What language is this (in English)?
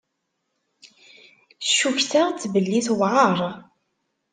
Kabyle